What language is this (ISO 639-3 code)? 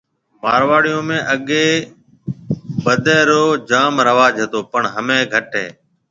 mve